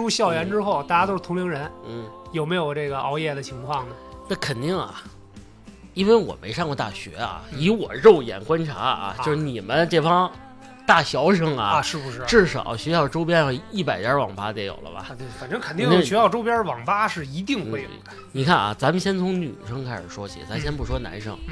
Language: Chinese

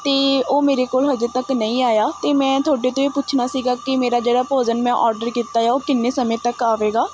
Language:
Punjabi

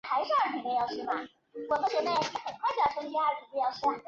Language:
Chinese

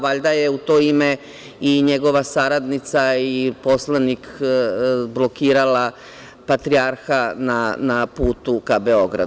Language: Serbian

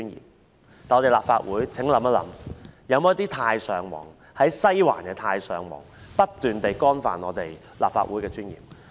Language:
Cantonese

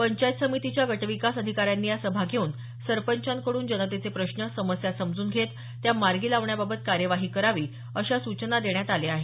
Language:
Marathi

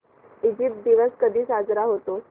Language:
Marathi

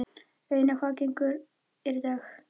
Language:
Icelandic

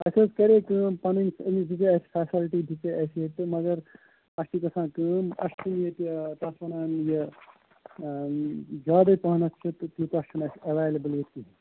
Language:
Kashmiri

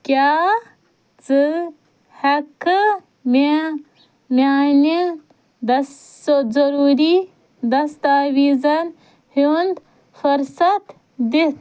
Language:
Kashmiri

